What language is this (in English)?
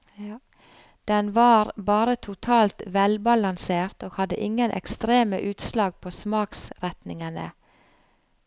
Norwegian